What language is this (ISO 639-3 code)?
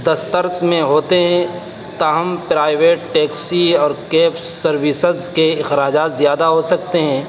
urd